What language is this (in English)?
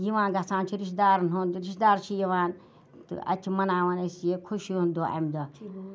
Kashmiri